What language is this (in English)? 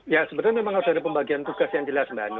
Indonesian